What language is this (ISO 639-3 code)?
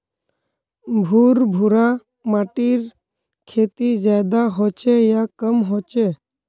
mag